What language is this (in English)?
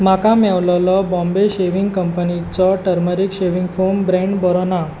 Konkani